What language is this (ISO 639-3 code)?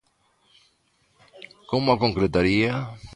glg